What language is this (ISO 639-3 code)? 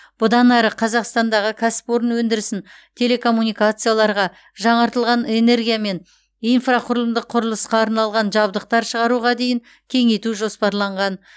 kaz